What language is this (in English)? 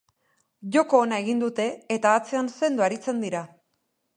Basque